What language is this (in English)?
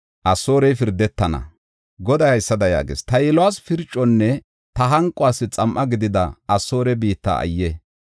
Gofa